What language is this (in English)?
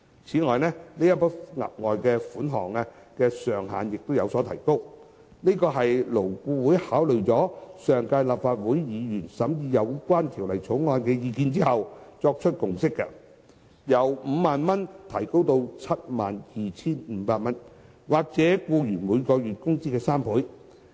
Cantonese